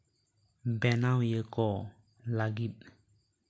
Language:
Santali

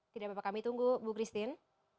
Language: Indonesian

